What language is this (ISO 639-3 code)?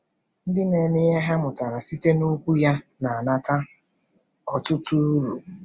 ibo